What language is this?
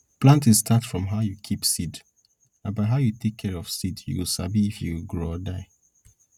Nigerian Pidgin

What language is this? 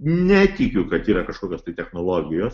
Lithuanian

